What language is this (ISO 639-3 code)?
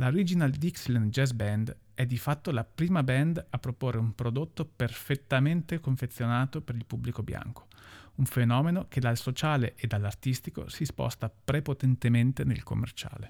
ita